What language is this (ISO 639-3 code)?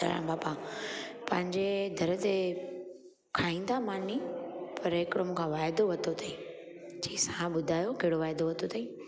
snd